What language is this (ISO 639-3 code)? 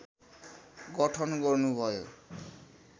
nep